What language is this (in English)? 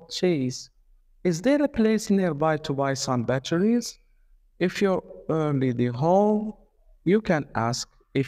English